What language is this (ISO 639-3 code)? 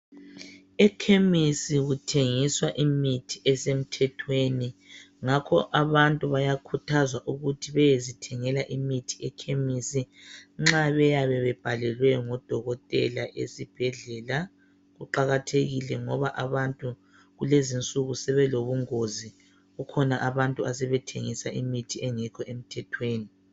nde